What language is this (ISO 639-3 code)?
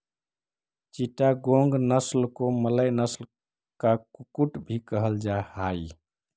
mag